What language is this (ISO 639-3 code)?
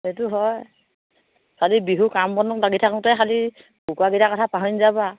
asm